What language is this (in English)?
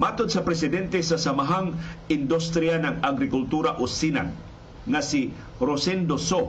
Filipino